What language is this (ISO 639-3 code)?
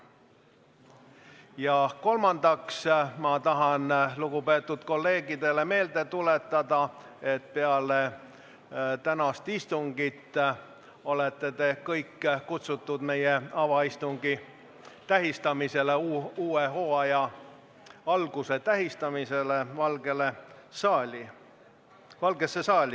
est